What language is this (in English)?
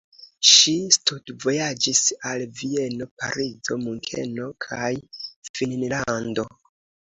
Esperanto